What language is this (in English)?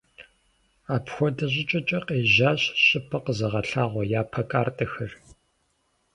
Kabardian